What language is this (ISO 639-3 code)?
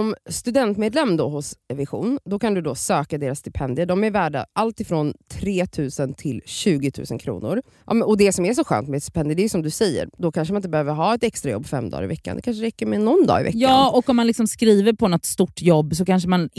swe